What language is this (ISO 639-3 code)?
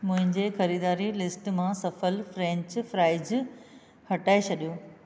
snd